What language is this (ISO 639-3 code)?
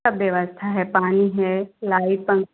hin